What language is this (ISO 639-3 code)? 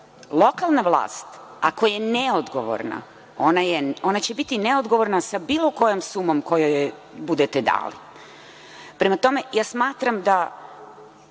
srp